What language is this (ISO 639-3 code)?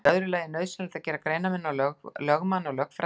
isl